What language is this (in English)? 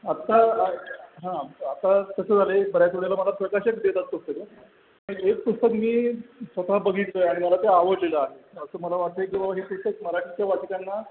Marathi